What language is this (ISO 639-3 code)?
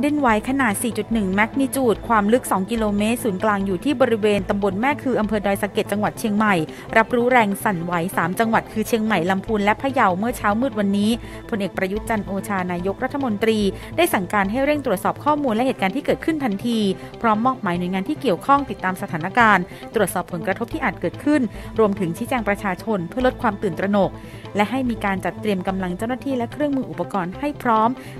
tha